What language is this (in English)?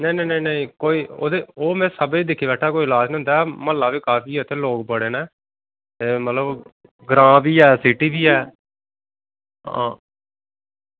Dogri